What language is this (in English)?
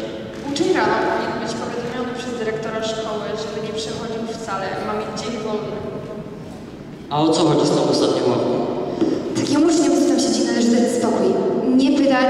Polish